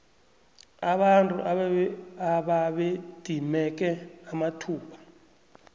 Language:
South Ndebele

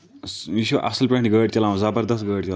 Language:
Kashmiri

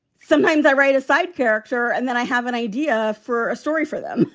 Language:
English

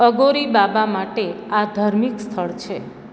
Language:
Gujarati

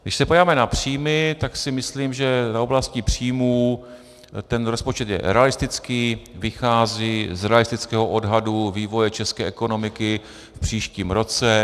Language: Czech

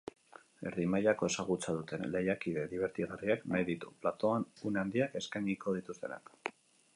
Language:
Basque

